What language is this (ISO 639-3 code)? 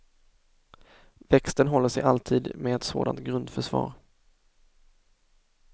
swe